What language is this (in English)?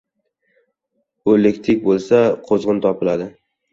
Uzbek